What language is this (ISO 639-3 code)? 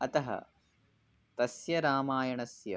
san